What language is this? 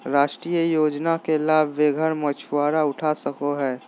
Magahi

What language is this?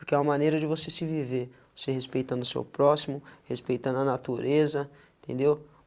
Portuguese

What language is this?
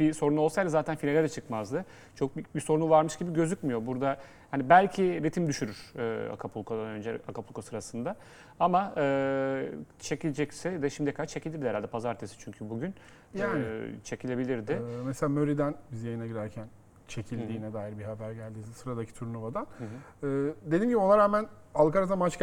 Turkish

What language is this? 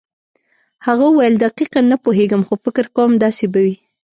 Pashto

